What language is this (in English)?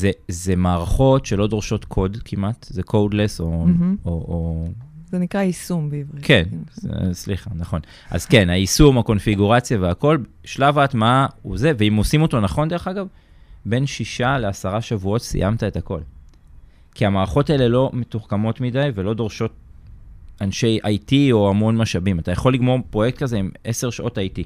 Hebrew